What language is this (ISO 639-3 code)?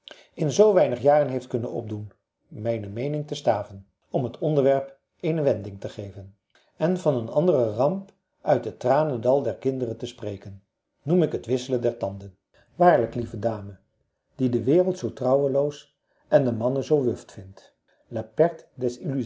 nld